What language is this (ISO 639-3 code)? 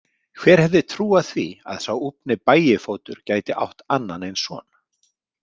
isl